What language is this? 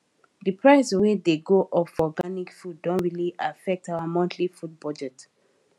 Nigerian Pidgin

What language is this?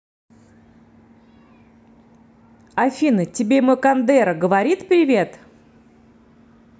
Russian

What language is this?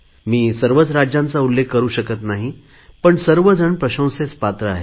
Marathi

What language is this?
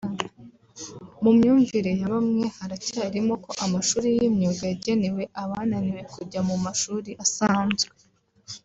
Kinyarwanda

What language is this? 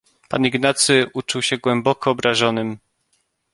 Polish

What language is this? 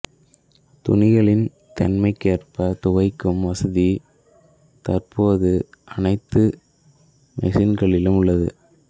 Tamil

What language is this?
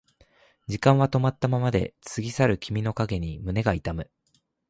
Japanese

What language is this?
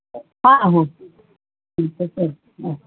Urdu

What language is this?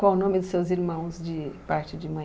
Portuguese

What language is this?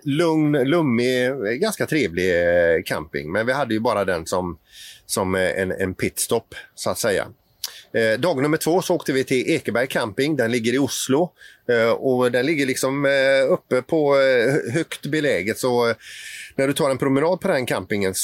Swedish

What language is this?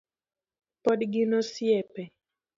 Luo (Kenya and Tanzania)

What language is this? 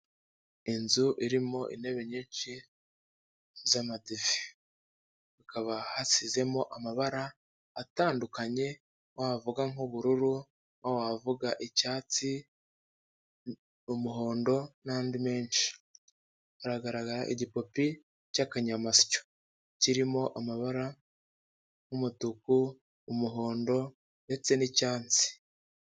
Kinyarwanda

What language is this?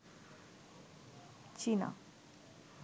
Bangla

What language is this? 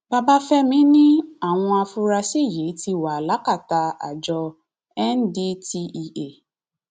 Yoruba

